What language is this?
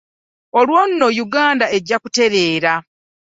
Ganda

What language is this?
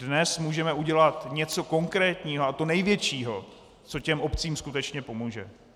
Czech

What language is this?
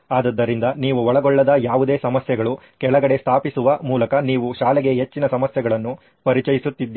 Kannada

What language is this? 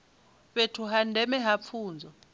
Venda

